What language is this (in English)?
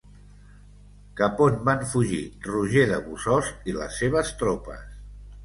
Catalan